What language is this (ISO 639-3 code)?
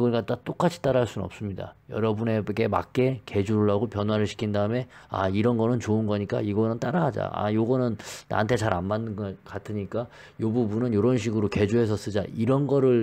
kor